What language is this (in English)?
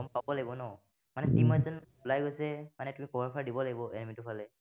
Assamese